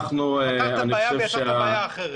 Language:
Hebrew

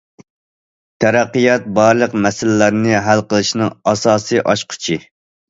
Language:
Uyghur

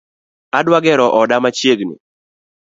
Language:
Luo (Kenya and Tanzania)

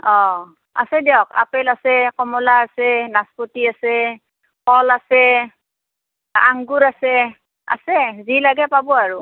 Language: Assamese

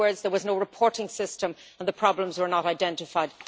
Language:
English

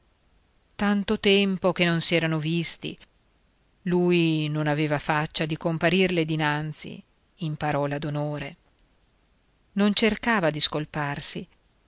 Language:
Italian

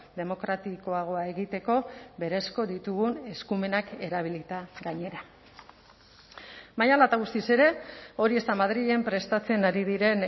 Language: Basque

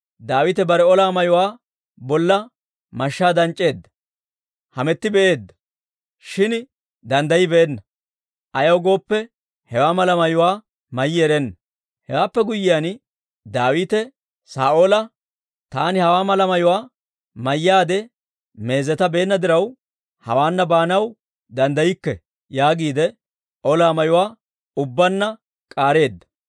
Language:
Dawro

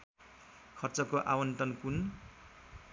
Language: Nepali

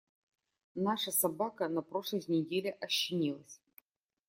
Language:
Russian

